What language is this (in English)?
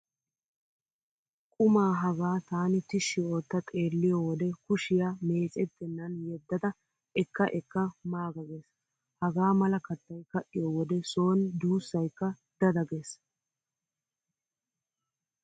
Wolaytta